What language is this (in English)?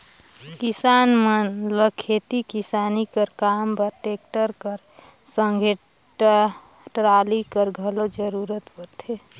Chhattisgarhi